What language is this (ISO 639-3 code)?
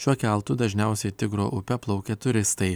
lit